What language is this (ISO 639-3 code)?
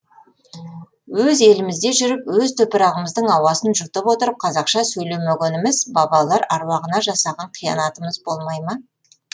kaz